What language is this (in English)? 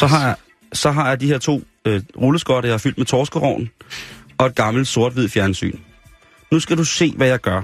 Danish